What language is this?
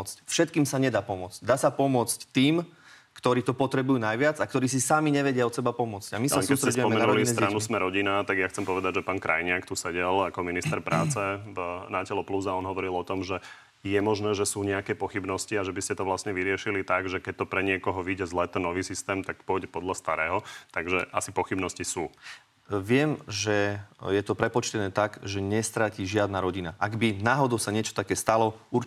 Slovak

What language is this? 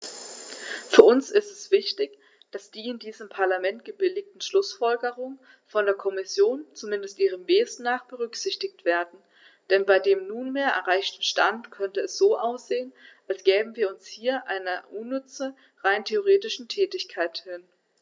German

